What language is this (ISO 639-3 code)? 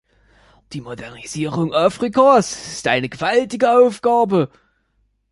deu